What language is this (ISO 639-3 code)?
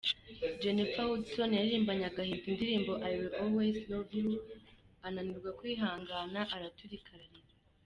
kin